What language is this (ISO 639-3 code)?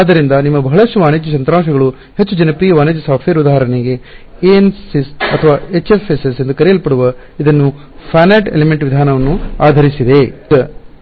kan